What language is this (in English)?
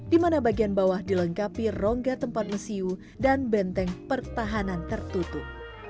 Indonesian